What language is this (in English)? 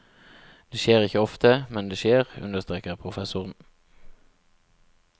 Norwegian